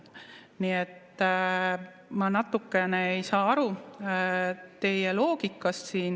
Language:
Estonian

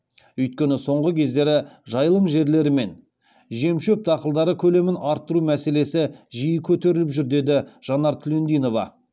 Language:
Kazakh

